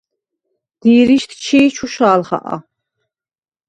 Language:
Svan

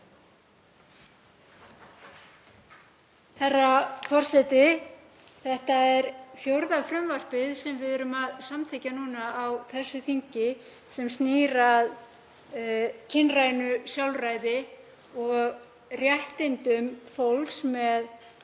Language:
Icelandic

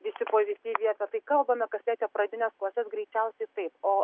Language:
Lithuanian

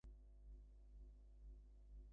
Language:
Bangla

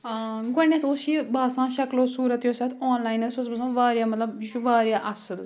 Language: Kashmiri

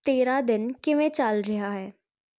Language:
Punjabi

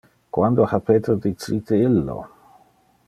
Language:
Interlingua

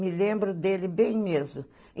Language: Portuguese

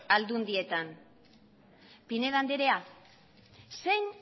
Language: Basque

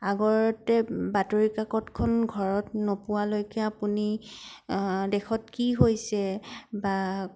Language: Assamese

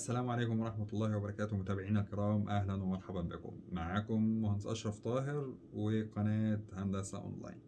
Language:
Arabic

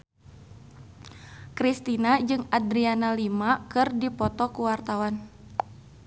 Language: Sundanese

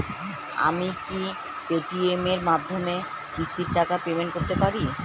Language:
Bangla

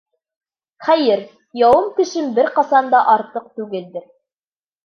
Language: Bashkir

